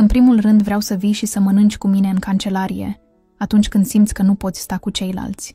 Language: Romanian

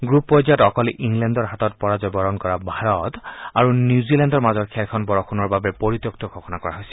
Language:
Assamese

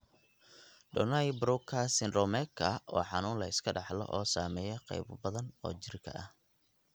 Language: Somali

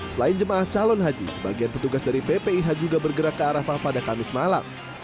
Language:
Indonesian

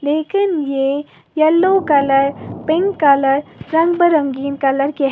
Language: Hindi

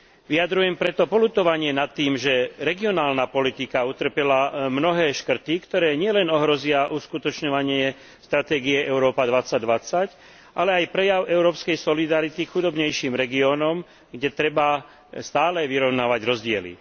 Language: Slovak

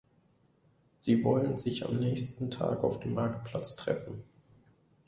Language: German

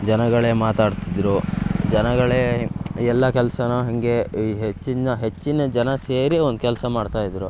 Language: Kannada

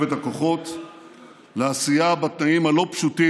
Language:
Hebrew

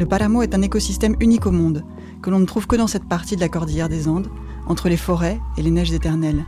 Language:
French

